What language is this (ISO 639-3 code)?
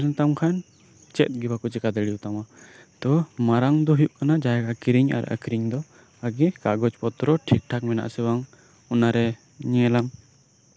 sat